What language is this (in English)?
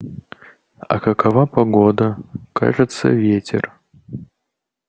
Russian